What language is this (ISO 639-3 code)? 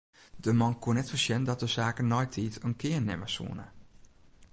fry